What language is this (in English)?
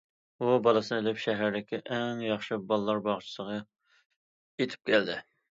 Uyghur